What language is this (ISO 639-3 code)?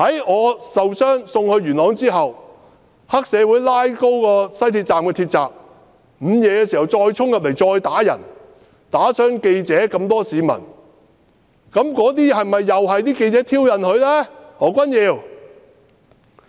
yue